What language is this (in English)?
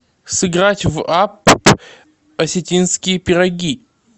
Russian